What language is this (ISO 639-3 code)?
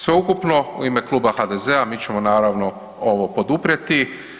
hrv